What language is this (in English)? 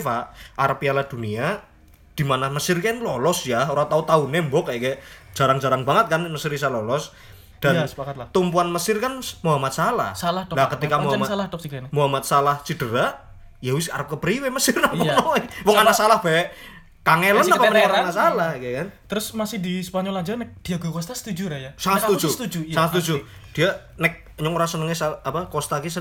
Indonesian